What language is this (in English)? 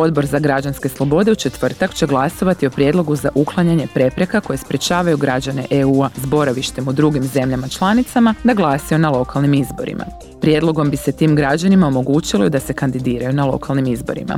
Croatian